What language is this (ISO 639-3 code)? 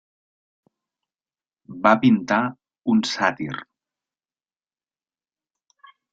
cat